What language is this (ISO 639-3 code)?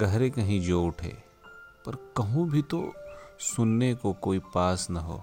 hin